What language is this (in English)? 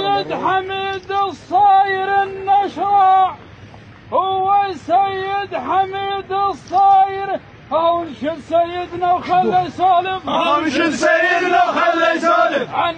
Arabic